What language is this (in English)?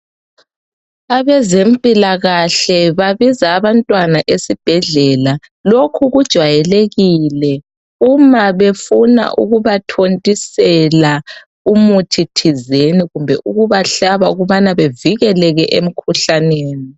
North Ndebele